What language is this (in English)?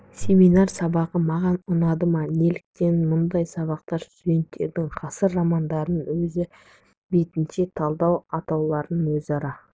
Kazakh